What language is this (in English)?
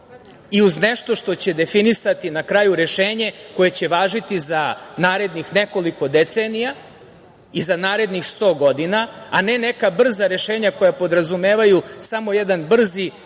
Serbian